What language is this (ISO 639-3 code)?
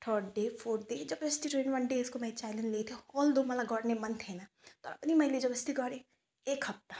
nep